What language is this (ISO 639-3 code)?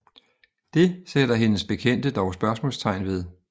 dan